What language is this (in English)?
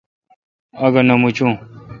Kalkoti